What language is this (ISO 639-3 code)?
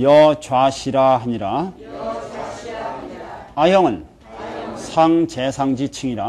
kor